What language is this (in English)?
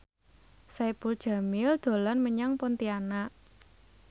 Javanese